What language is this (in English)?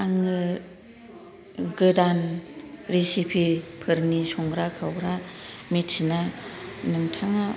Bodo